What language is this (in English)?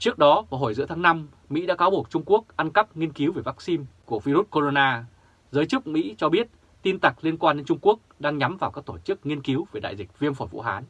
Vietnamese